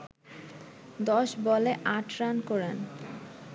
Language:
Bangla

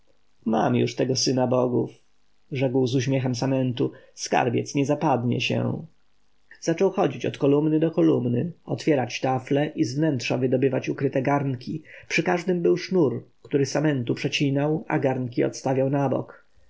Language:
Polish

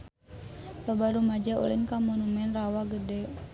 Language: Sundanese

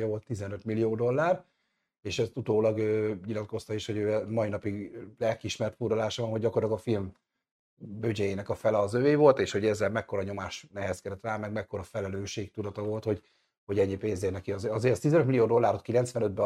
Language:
Hungarian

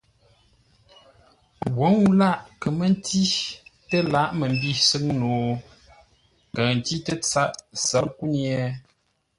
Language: Ngombale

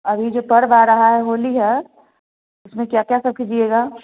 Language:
Hindi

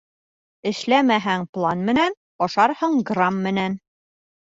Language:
Bashkir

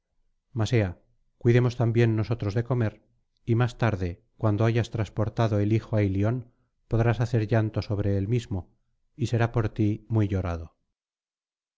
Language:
Spanish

